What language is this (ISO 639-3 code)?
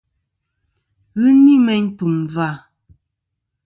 bkm